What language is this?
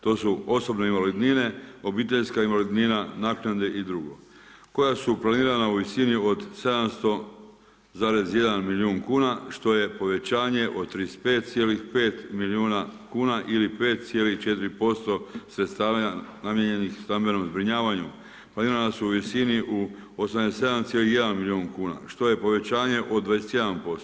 Croatian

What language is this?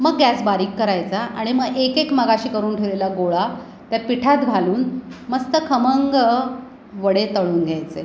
Marathi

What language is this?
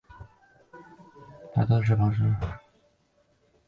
Chinese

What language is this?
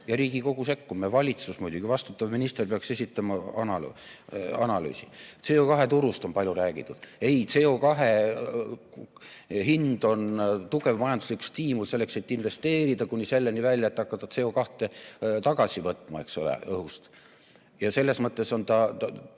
Estonian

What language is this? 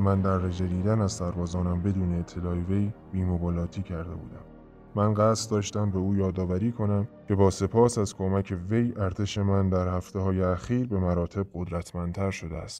Persian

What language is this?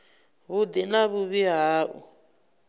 Venda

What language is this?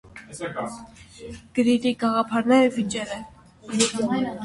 Armenian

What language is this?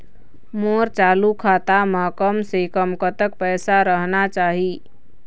Chhattisgarhi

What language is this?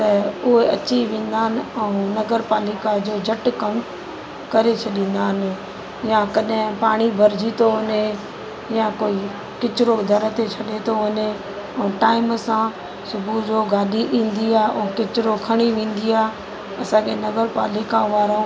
Sindhi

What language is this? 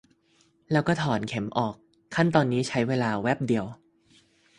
Thai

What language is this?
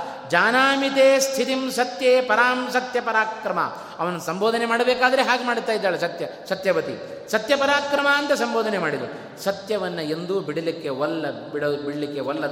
Kannada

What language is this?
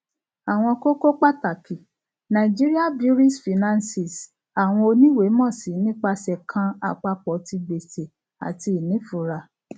Yoruba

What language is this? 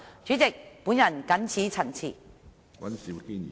Cantonese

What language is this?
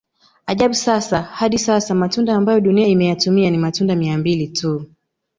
Swahili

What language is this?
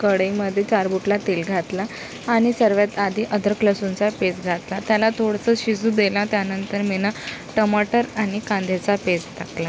Marathi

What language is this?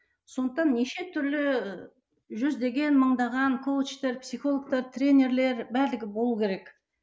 Kazakh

